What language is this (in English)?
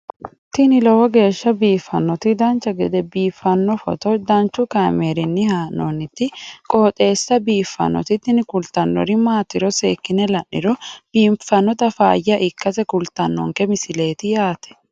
Sidamo